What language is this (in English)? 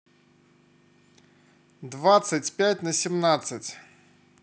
Russian